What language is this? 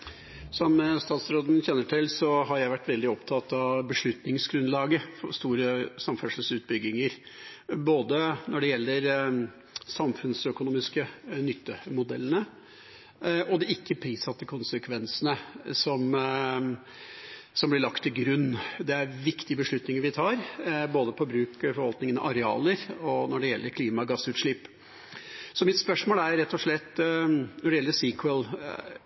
Norwegian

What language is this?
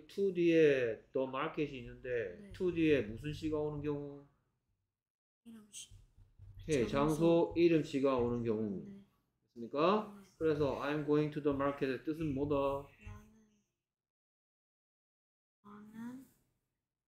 Korean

